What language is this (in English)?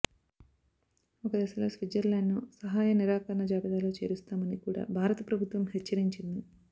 Telugu